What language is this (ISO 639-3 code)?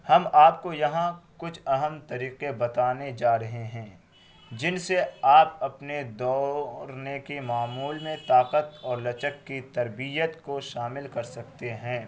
urd